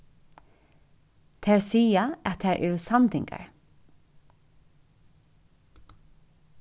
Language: Faroese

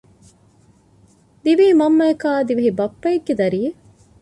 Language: Divehi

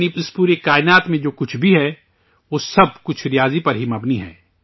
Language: Urdu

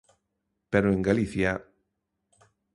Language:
Galician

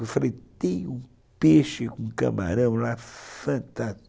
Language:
Portuguese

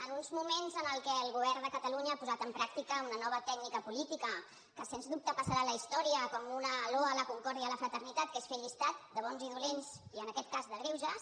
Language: Catalan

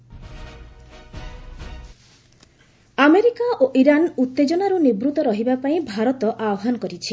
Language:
Odia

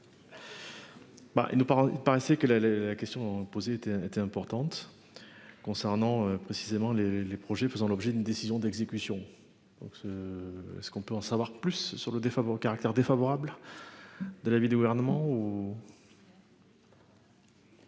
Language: French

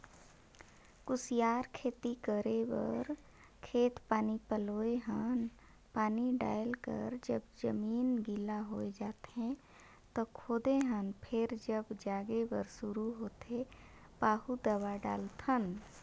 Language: Chhattisgarhi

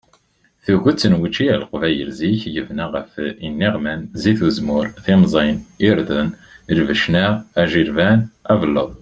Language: Kabyle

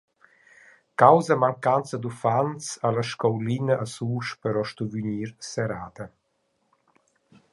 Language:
Romansh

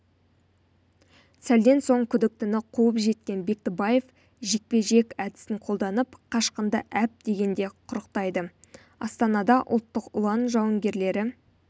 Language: Kazakh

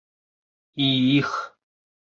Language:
Bashkir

